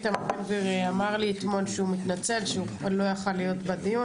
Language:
Hebrew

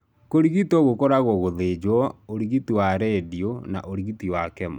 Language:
Kikuyu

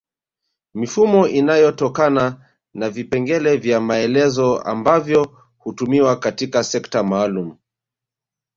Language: Swahili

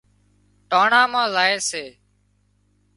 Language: Wadiyara Koli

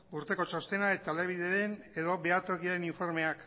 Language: Basque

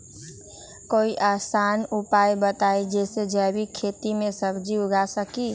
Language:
Magahi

